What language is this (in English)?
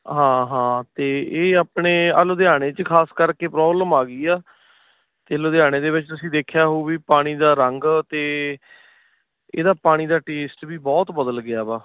Punjabi